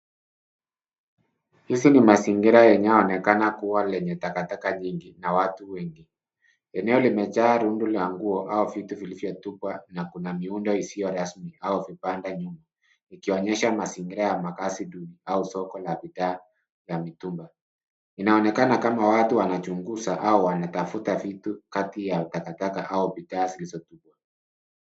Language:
Swahili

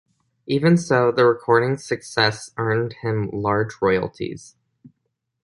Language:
English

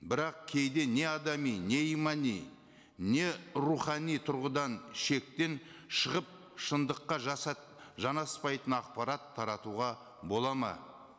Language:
Kazakh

